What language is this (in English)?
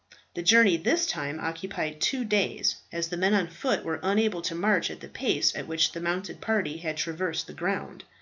English